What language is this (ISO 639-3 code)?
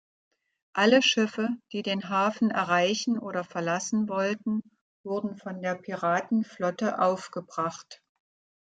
deu